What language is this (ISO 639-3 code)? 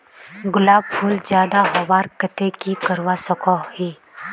mag